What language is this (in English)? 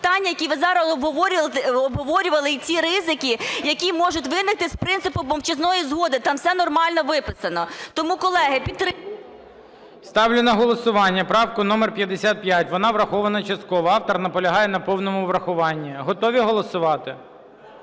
Ukrainian